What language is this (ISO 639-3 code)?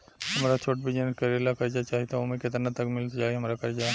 bho